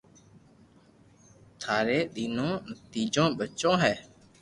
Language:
Loarki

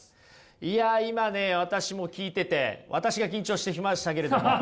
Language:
Japanese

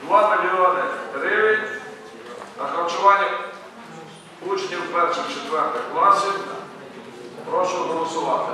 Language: Ukrainian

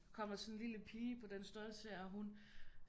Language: Danish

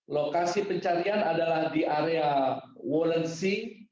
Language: Indonesian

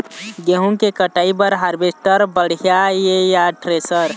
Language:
Chhattisgarhi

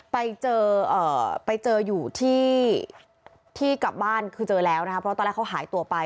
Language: Thai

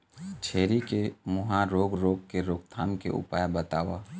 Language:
Chhattisgarhi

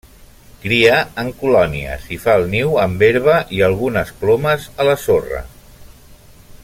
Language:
Catalan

